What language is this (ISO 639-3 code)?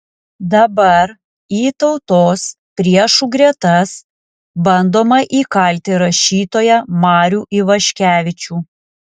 lit